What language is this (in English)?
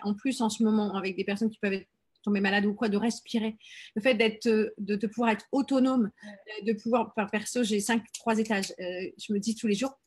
French